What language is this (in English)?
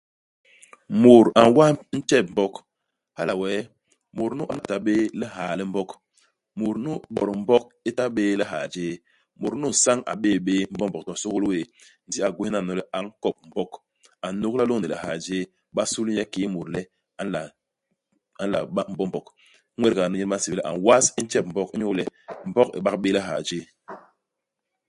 Basaa